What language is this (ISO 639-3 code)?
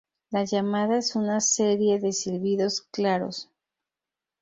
spa